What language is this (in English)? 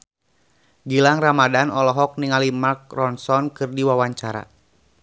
Sundanese